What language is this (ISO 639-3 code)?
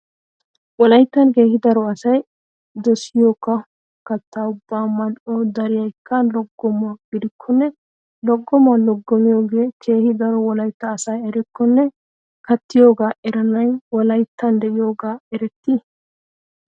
wal